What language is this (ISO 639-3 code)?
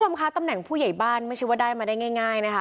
tha